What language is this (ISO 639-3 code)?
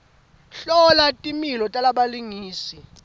ssw